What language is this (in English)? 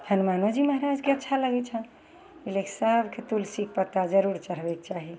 Maithili